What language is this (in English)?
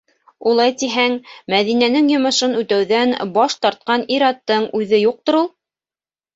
Bashkir